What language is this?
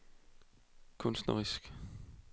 Danish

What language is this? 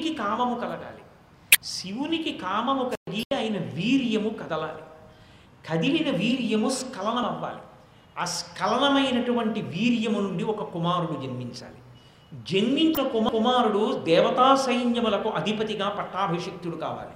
Telugu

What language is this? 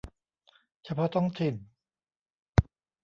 Thai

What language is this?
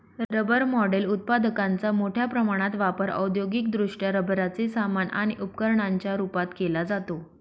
Marathi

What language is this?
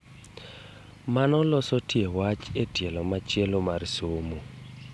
Luo (Kenya and Tanzania)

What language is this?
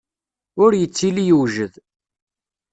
Kabyle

